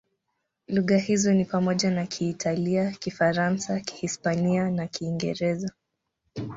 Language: Swahili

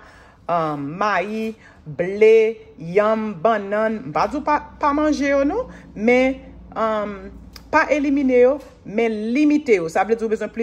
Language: French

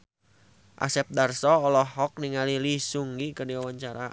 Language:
Sundanese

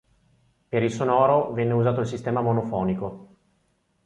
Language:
Italian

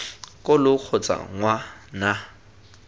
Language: Tswana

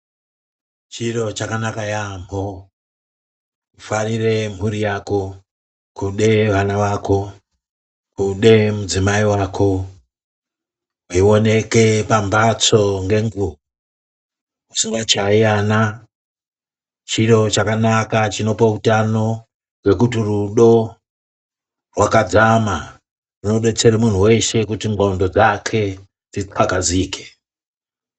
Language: Ndau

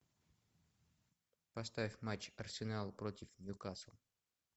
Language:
Russian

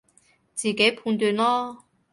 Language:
Cantonese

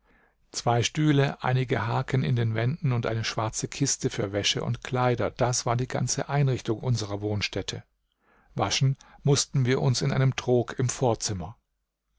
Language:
German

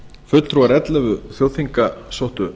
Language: Icelandic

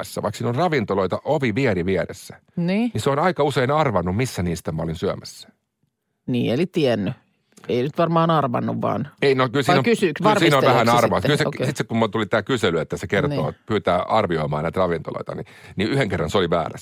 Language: Finnish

